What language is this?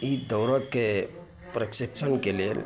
Maithili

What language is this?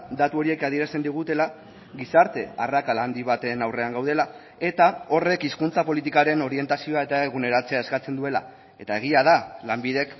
Basque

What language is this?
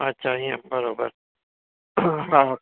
Sindhi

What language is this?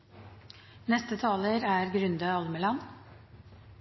Norwegian Nynorsk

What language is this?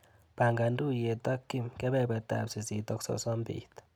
Kalenjin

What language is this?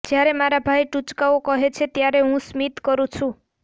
Gujarati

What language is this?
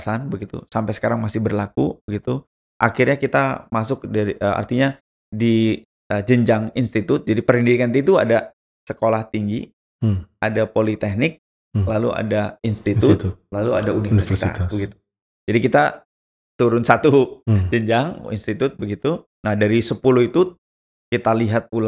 Indonesian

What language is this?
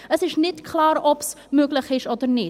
Swiss German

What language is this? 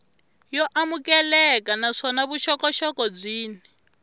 Tsonga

